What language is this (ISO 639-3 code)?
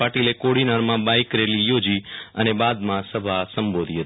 guj